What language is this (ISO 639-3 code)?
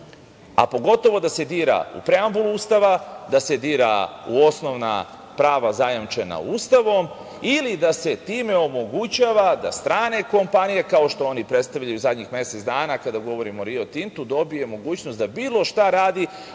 srp